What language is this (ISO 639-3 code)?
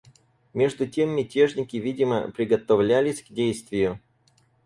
rus